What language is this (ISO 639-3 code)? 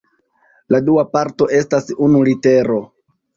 epo